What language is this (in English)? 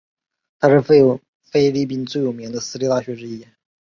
Chinese